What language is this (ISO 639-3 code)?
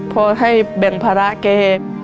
tha